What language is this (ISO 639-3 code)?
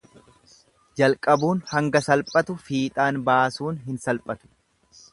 orm